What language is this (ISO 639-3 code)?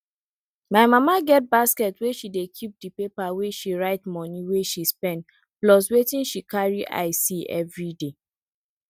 pcm